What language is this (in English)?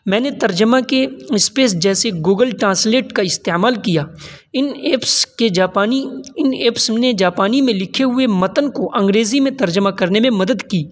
Urdu